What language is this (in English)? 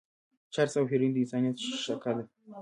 Pashto